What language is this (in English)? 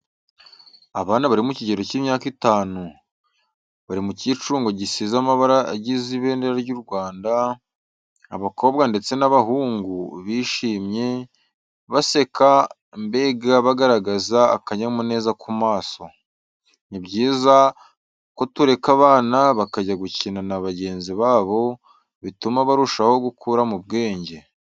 Kinyarwanda